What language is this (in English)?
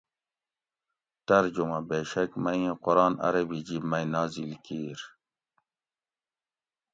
Gawri